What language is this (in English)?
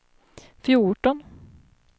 Swedish